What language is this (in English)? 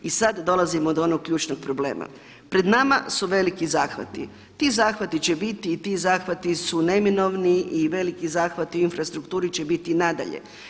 Croatian